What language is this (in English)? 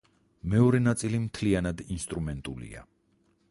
Georgian